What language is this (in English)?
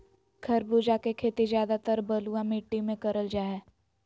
Magahi